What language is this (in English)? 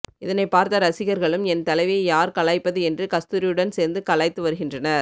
Tamil